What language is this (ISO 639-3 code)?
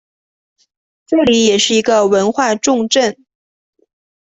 zho